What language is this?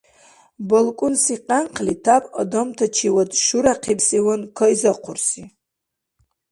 Dargwa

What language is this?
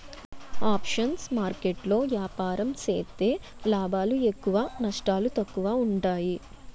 Telugu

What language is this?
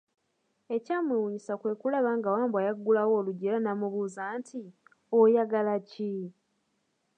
Ganda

